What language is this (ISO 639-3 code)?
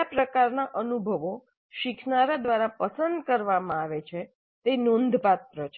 guj